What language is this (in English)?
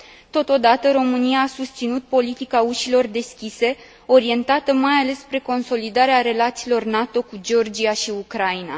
Romanian